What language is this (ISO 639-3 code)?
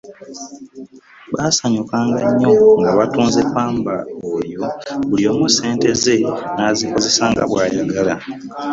lug